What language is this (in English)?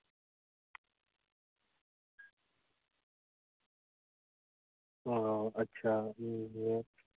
Santali